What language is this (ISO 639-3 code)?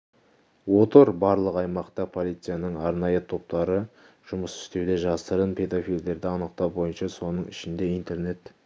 kaz